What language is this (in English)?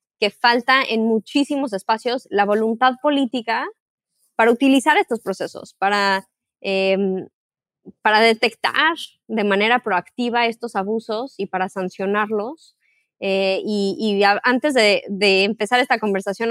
Spanish